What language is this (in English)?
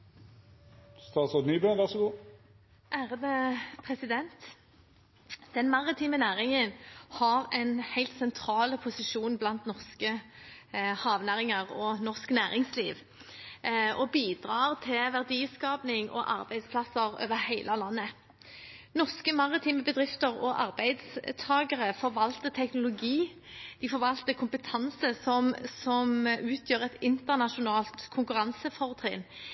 Norwegian Bokmål